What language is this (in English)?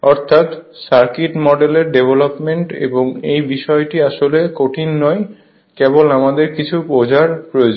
Bangla